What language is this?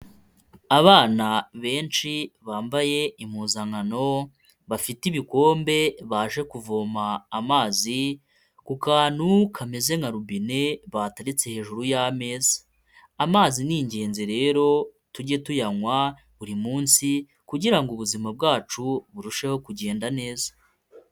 Kinyarwanda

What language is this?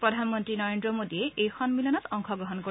Assamese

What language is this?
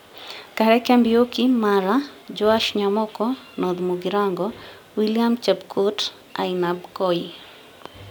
Kikuyu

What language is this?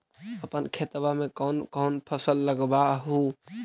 Magahi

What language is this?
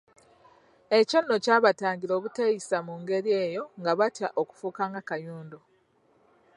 Ganda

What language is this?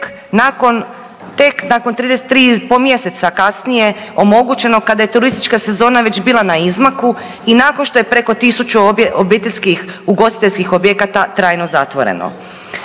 Croatian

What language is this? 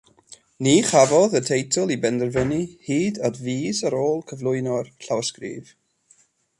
Welsh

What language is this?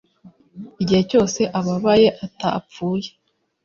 Kinyarwanda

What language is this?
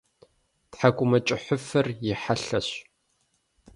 Kabardian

